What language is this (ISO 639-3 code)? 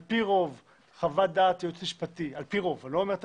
heb